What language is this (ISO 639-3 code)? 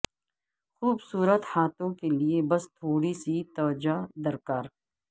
urd